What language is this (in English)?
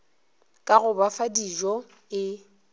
Northern Sotho